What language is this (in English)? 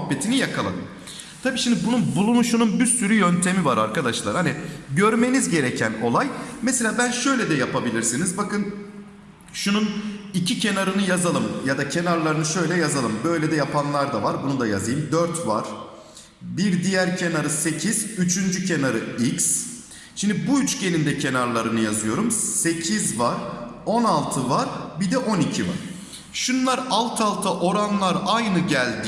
Turkish